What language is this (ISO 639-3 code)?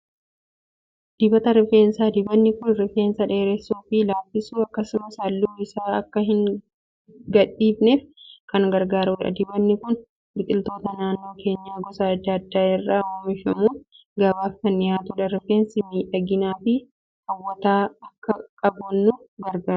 orm